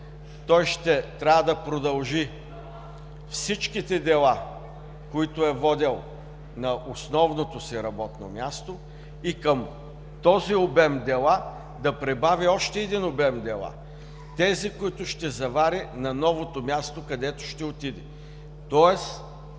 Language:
Bulgarian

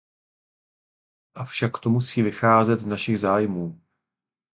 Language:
Czech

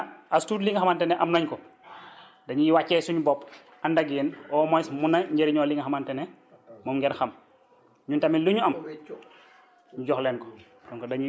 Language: Wolof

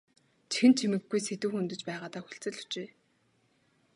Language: Mongolian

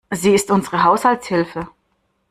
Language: German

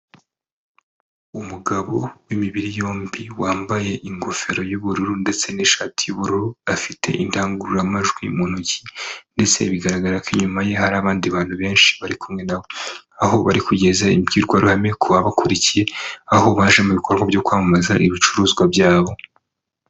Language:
Kinyarwanda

